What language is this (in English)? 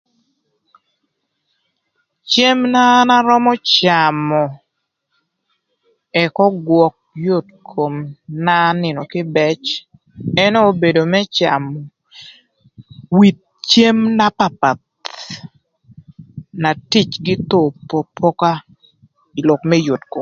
Thur